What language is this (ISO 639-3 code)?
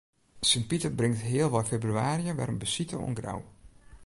fry